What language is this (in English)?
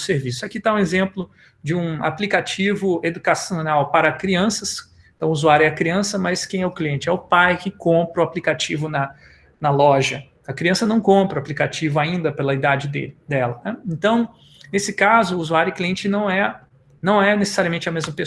Portuguese